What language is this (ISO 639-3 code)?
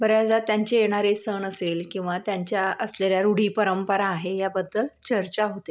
mar